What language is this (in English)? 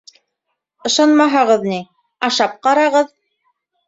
Bashkir